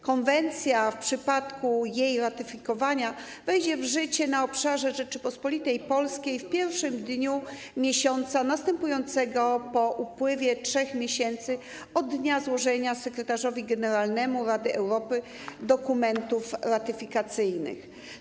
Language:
Polish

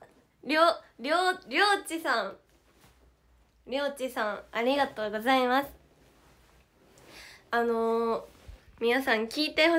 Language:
Japanese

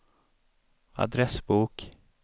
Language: Swedish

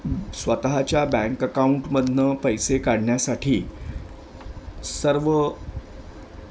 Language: Marathi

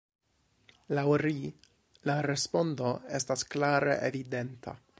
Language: Esperanto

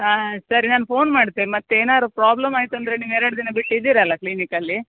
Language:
Kannada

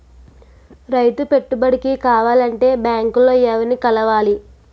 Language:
Telugu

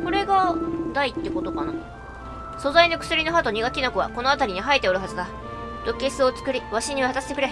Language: Japanese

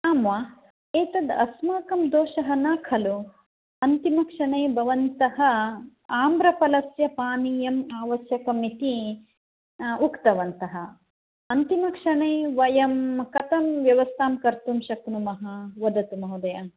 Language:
Sanskrit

